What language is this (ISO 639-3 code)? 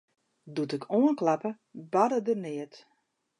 fry